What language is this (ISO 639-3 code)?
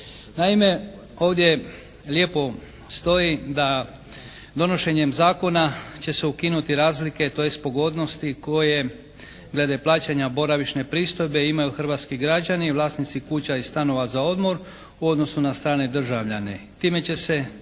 hrv